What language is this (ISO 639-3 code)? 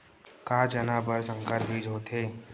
hne